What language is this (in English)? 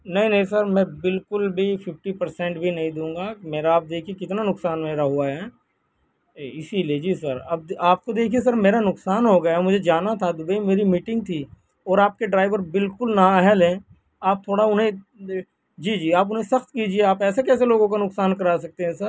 Urdu